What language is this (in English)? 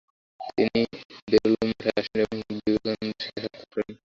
Bangla